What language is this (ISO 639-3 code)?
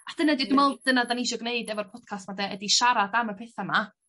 cym